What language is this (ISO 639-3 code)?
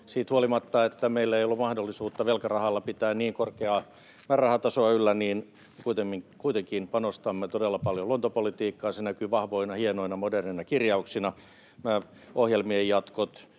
fin